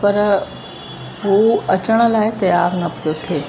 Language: Sindhi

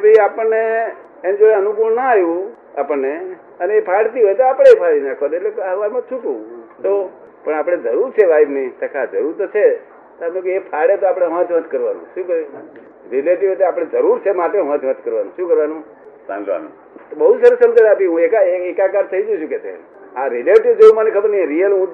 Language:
Gujarati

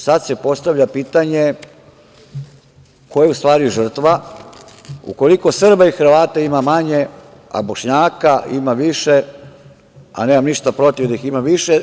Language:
Serbian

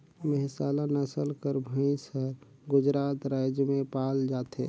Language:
Chhattisgarhi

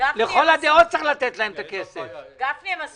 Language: Hebrew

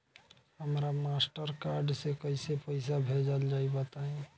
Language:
Bhojpuri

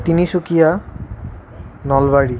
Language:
Assamese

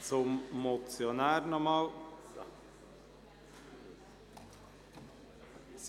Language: Swiss German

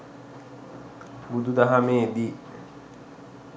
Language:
Sinhala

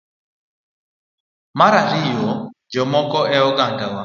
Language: Luo (Kenya and Tanzania)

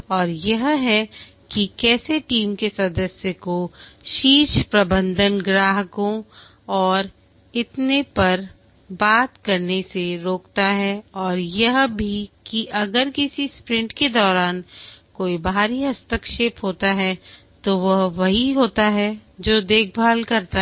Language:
Hindi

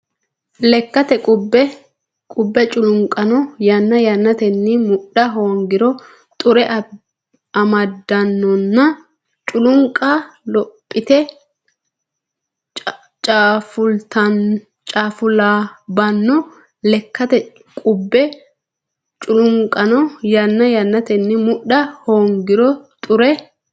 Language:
Sidamo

